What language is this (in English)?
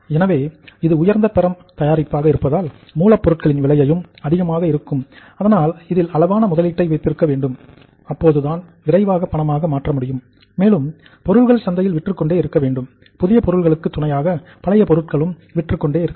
Tamil